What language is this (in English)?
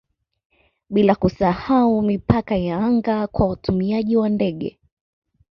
Swahili